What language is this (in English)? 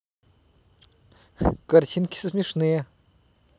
Russian